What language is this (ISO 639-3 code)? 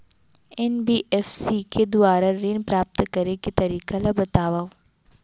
hne